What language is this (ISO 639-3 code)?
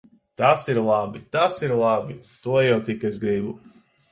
lav